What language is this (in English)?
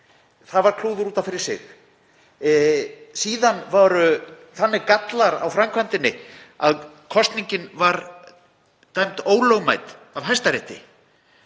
Icelandic